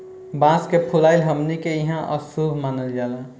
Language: Bhojpuri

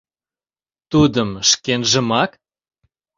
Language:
Mari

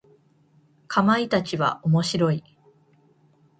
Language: Japanese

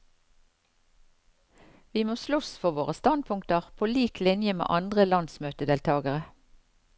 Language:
Norwegian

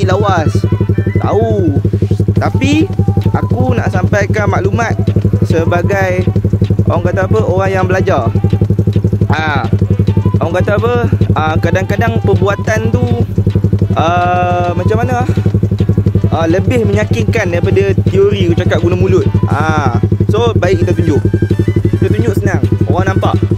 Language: Malay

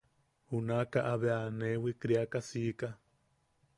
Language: Yaqui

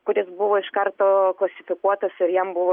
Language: Lithuanian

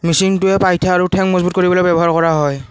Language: Assamese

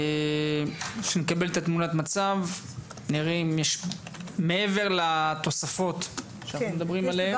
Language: Hebrew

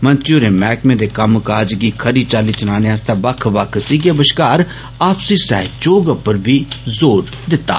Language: Dogri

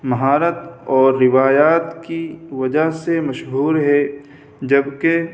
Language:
Urdu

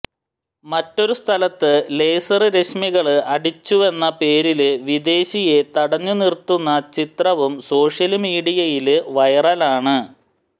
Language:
Malayalam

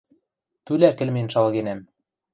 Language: Western Mari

